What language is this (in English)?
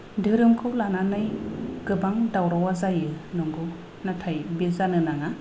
Bodo